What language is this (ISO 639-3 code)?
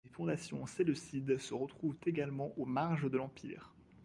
fra